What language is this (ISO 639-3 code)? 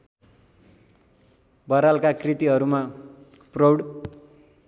nep